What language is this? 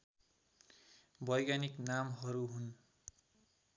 Nepali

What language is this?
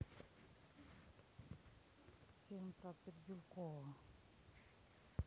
Russian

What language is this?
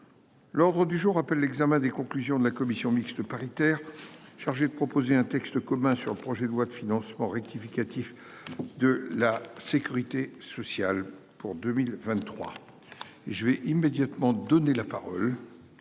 French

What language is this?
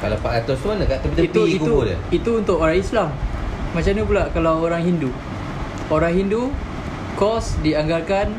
Malay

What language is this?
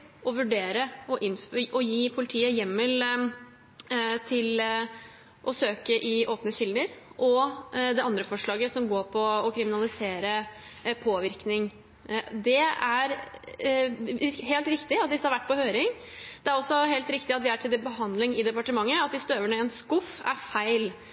Norwegian Bokmål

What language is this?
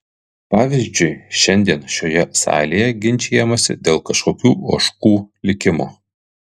Lithuanian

